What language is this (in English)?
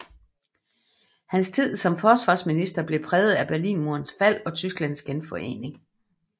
Danish